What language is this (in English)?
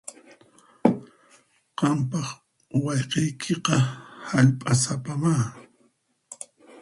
Puno Quechua